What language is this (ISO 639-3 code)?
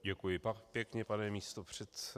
ces